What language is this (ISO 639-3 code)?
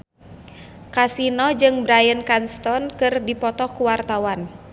sun